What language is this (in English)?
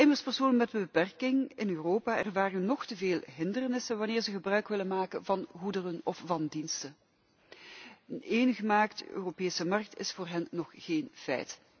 Dutch